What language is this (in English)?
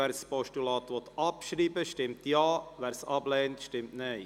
Swiss German